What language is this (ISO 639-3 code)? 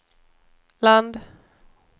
swe